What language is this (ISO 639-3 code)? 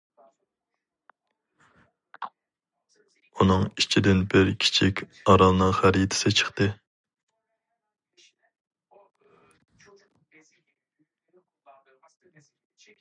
uig